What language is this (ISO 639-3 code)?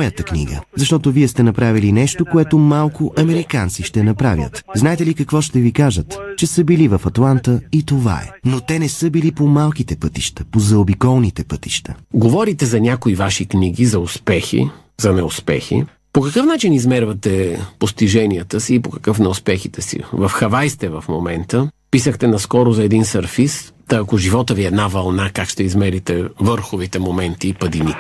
bul